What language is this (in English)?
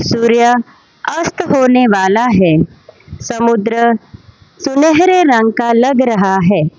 Hindi